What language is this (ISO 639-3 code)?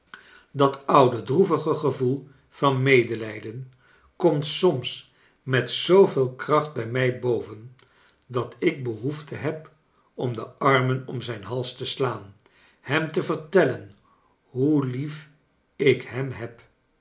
nld